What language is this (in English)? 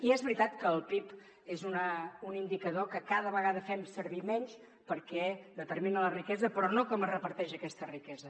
Catalan